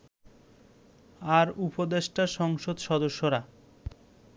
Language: Bangla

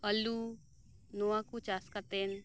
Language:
Santali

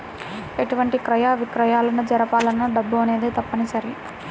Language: Telugu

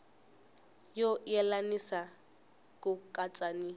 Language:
Tsonga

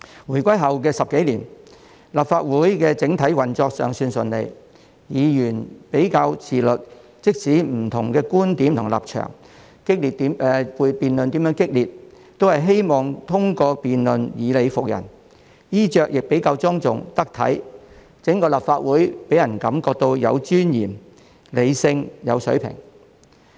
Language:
Cantonese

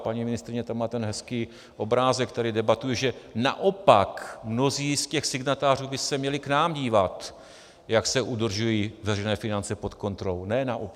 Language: Czech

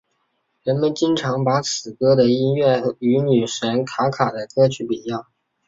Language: Chinese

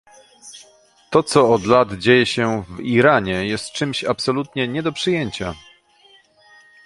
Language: Polish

